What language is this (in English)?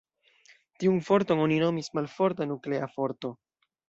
Esperanto